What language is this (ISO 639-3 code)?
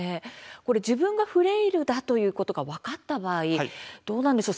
jpn